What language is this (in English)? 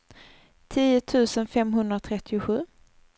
Swedish